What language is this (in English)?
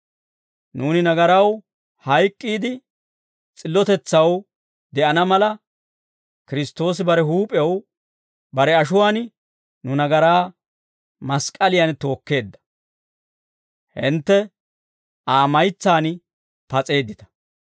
Dawro